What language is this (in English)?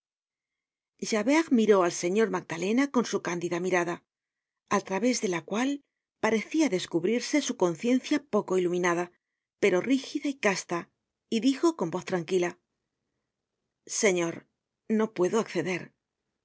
Spanish